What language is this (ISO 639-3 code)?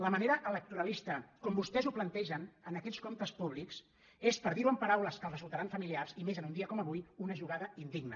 cat